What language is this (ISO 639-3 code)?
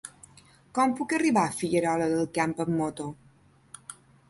cat